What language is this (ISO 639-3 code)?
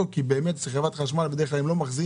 heb